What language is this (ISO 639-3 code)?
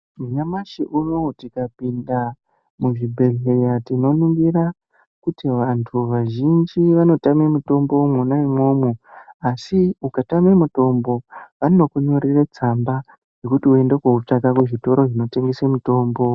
ndc